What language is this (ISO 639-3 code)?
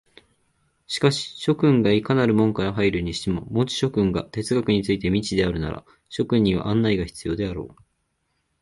jpn